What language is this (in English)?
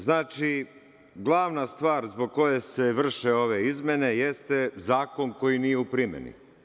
Serbian